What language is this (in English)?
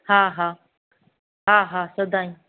Sindhi